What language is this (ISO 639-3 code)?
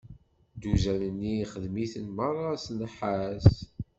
kab